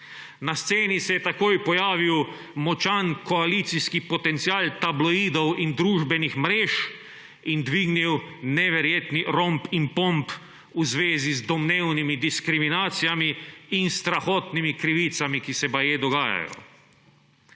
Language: Slovenian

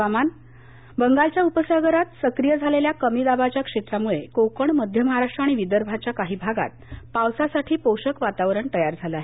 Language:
Marathi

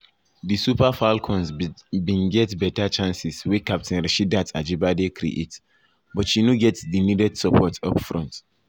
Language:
Nigerian Pidgin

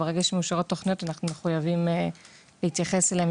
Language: Hebrew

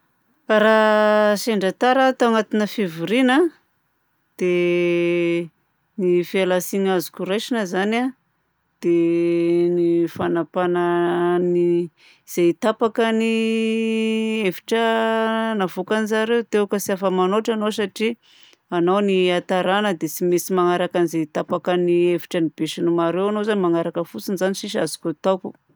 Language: Southern Betsimisaraka Malagasy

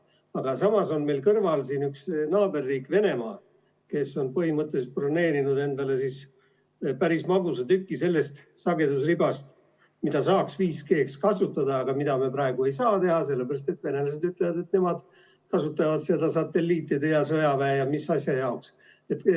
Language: Estonian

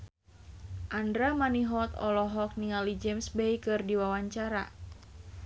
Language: Sundanese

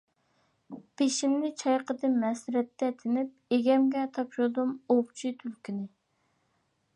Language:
Uyghur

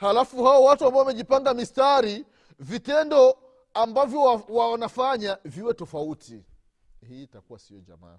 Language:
Swahili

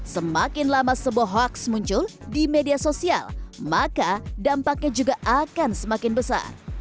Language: Indonesian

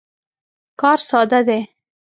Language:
Pashto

